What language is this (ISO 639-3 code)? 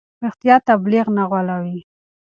pus